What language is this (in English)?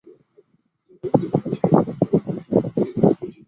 Chinese